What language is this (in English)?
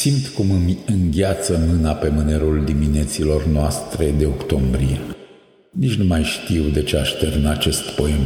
Romanian